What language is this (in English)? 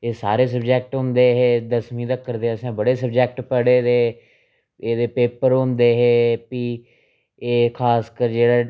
Dogri